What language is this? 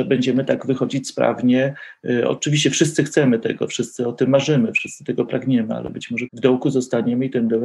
Polish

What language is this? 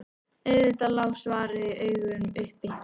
Icelandic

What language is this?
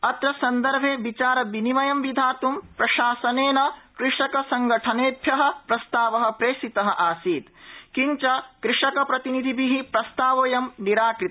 Sanskrit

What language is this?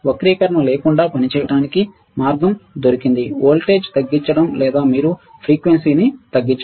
Telugu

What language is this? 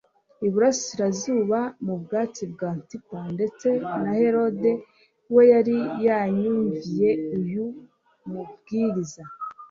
Kinyarwanda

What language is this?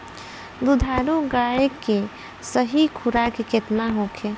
Bhojpuri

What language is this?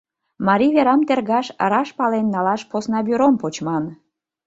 Mari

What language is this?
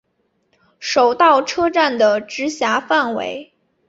Chinese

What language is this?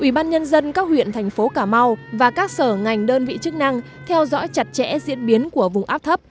Vietnamese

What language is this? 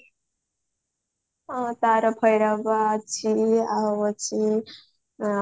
Odia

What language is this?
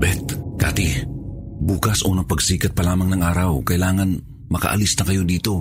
Filipino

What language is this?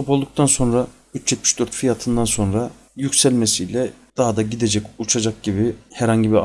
Turkish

